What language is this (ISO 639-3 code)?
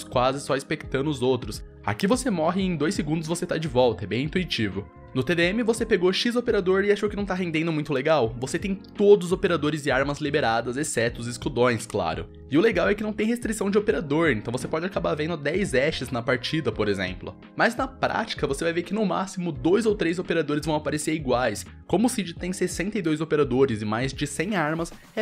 por